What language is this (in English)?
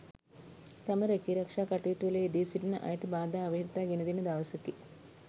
Sinhala